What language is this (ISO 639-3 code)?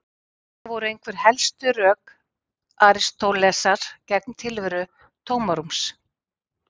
isl